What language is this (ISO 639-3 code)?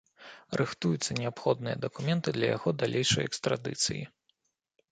bel